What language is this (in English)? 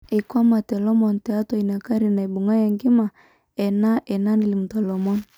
Masai